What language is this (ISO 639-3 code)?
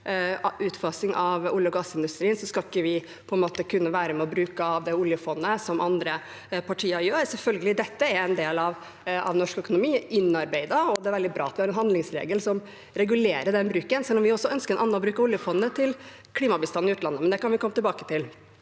nor